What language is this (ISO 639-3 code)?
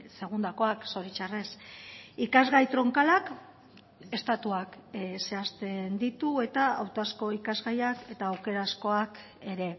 eus